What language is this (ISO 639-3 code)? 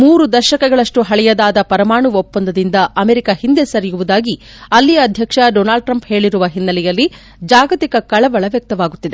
kan